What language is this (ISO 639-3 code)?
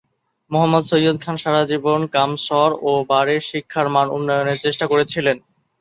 ben